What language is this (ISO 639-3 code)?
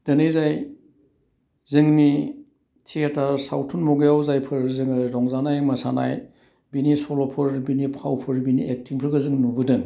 brx